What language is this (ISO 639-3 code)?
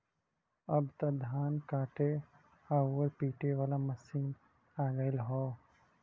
bho